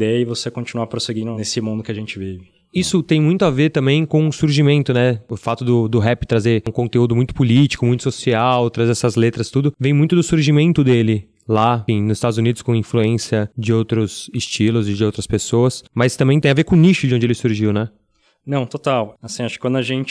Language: Portuguese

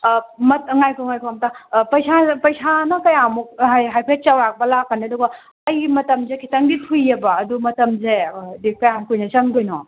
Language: Manipuri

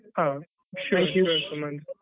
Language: Kannada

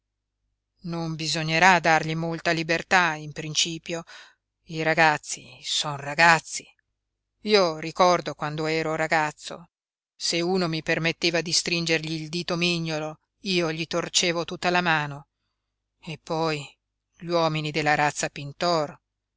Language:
Italian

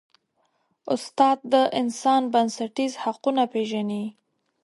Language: Pashto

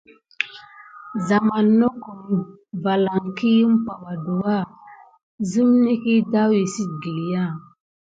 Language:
Gidar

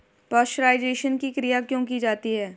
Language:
Hindi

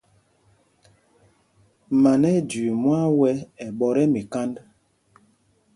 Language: Mpumpong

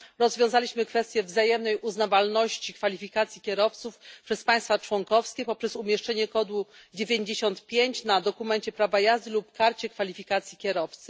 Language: Polish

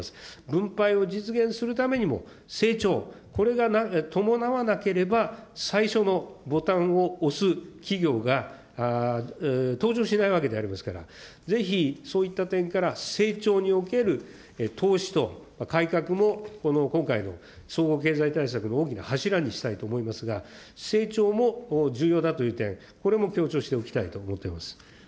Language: Japanese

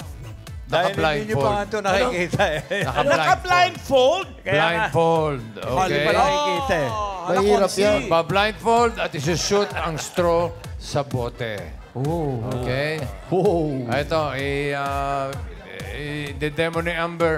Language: Filipino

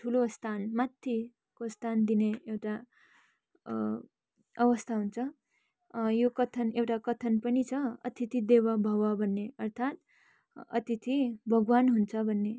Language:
Nepali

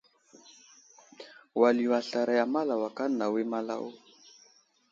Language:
Wuzlam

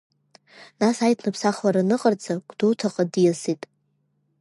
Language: Abkhazian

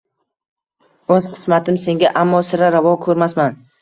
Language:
Uzbek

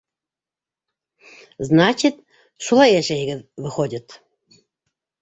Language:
Bashkir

